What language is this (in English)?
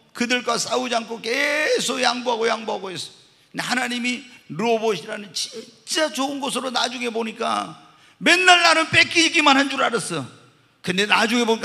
Korean